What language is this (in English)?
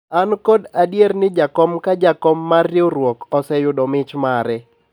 Luo (Kenya and Tanzania)